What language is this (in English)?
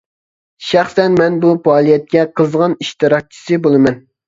Uyghur